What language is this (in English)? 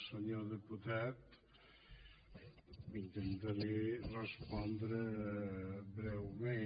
Catalan